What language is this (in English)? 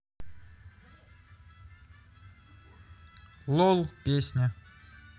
Russian